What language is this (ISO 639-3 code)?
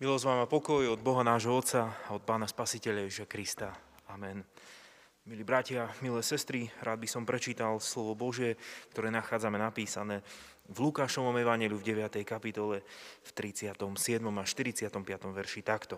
slk